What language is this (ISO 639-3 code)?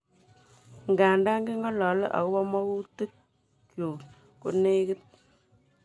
kln